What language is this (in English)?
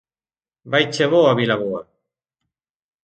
Galician